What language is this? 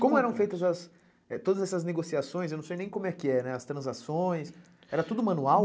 Portuguese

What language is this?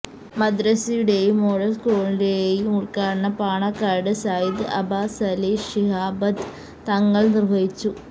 Malayalam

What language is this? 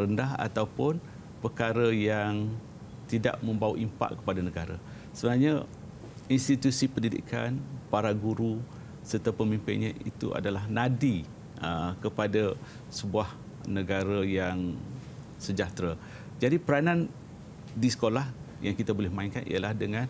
Malay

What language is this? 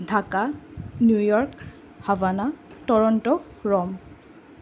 Assamese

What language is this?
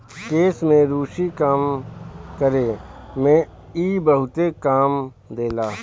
Bhojpuri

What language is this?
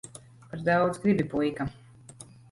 Latvian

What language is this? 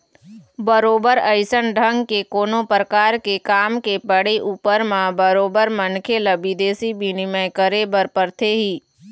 Chhattisgarhi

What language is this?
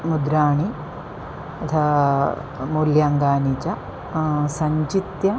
Sanskrit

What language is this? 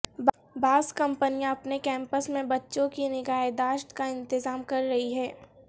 Urdu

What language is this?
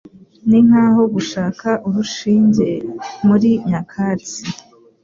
Kinyarwanda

